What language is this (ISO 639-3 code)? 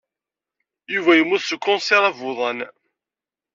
kab